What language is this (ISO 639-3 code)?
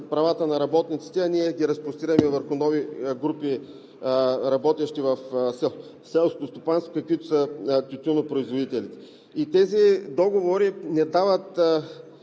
bul